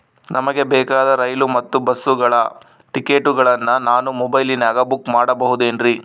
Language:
Kannada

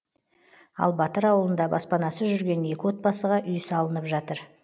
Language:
Kazakh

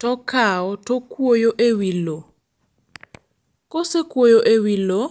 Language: Luo (Kenya and Tanzania)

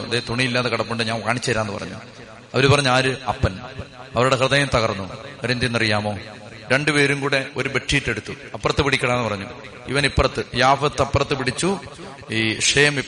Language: Malayalam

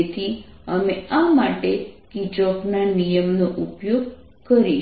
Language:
Gujarati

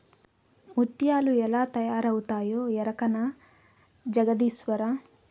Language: Telugu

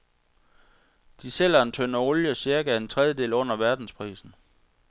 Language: Danish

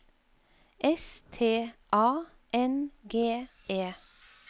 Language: Norwegian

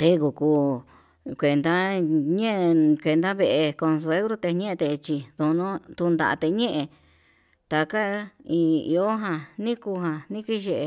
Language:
Yutanduchi Mixtec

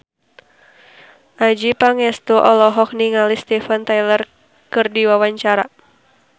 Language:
Sundanese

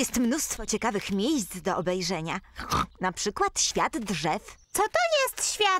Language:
Polish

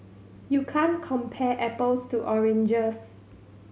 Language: English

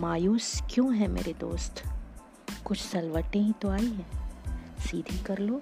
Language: Hindi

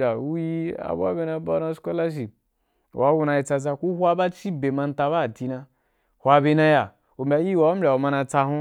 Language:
Wapan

